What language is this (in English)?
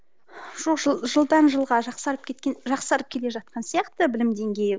Kazakh